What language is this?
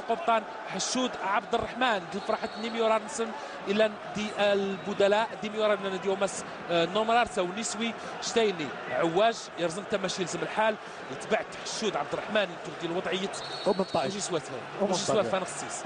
Arabic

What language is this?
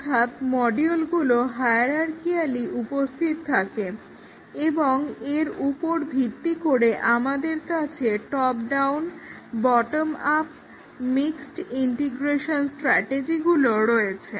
Bangla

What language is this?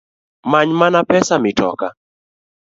Luo (Kenya and Tanzania)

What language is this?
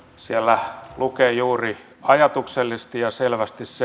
Finnish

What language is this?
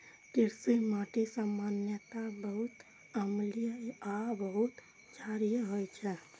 Maithili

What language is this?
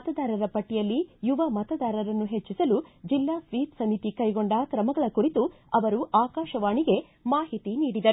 Kannada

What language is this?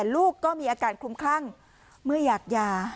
Thai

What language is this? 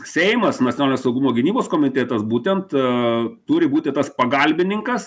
Lithuanian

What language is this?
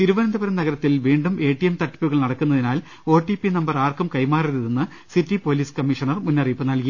Malayalam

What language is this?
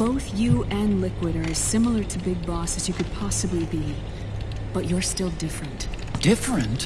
English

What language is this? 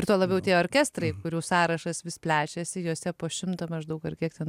Lithuanian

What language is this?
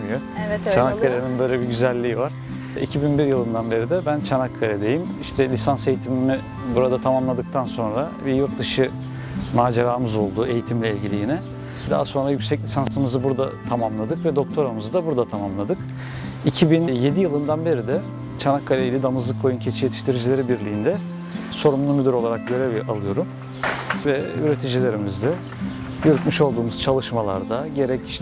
Turkish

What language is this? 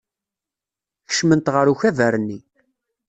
Kabyle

